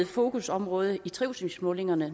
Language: Danish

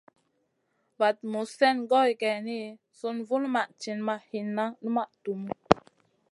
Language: Masana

